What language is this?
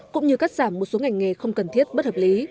Vietnamese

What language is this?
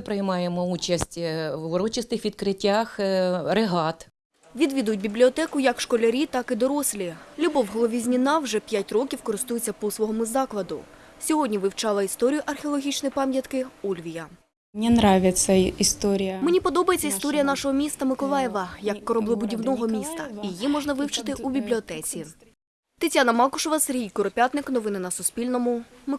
Ukrainian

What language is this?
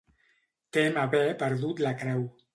Catalan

